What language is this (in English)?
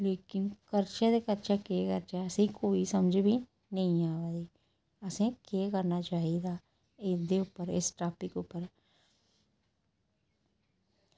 Dogri